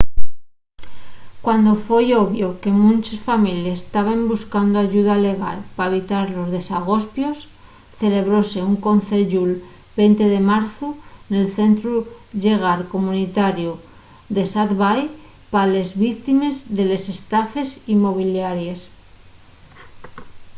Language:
Asturian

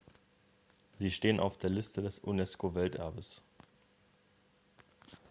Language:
German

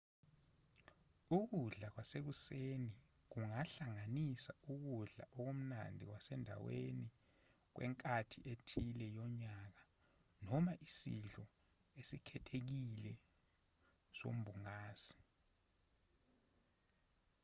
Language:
Zulu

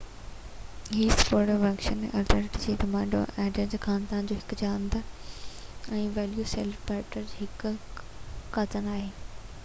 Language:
Sindhi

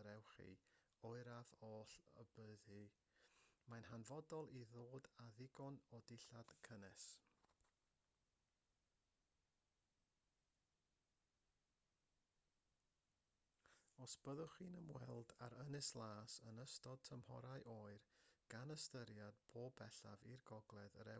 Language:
Welsh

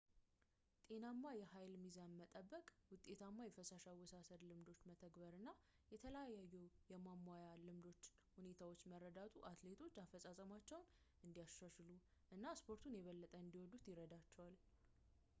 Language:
Amharic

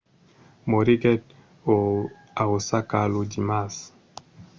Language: Occitan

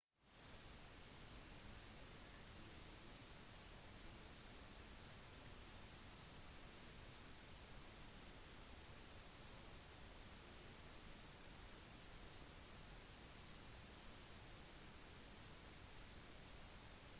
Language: Norwegian Bokmål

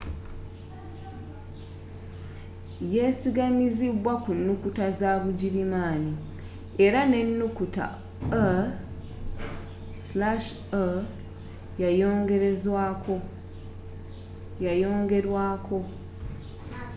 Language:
Ganda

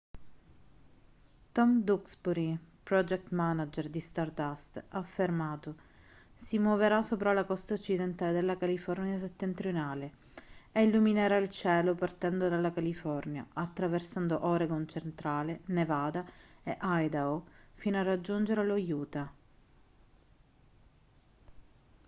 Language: Italian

